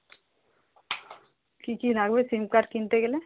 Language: Bangla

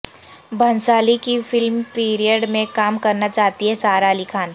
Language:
Urdu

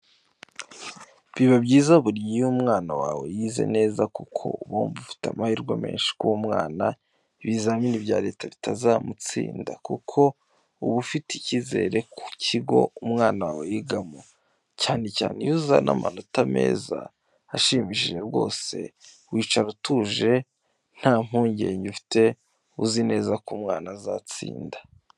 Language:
Kinyarwanda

